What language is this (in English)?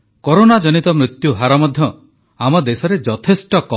Odia